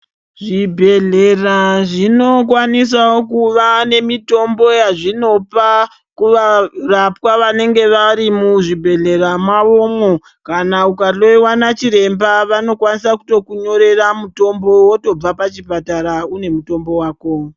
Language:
Ndau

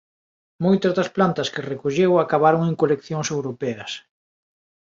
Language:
Galician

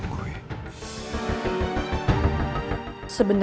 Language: Indonesian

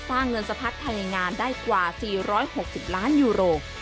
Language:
Thai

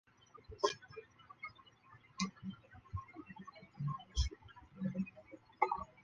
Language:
Chinese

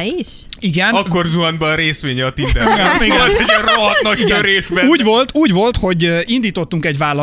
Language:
Hungarian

